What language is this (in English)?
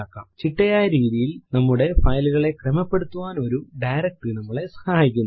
Malayalam